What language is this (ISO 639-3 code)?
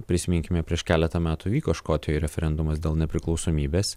lit